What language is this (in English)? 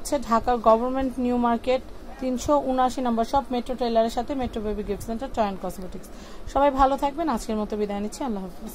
Hindi